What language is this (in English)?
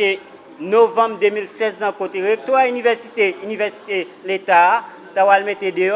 French